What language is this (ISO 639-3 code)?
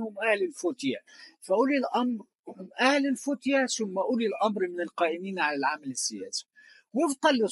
ara